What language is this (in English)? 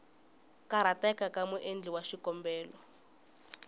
Tsonga